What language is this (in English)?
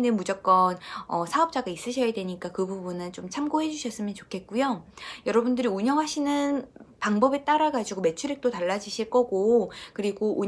Korean